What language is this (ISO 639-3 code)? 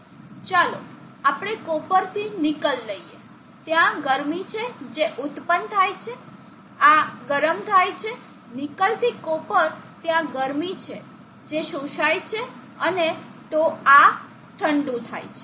guj